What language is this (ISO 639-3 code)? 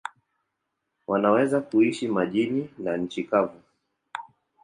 swa